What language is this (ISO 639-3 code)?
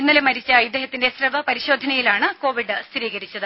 mal